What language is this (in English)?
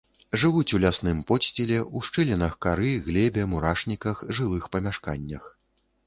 Belarusian